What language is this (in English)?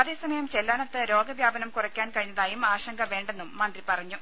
Malayalam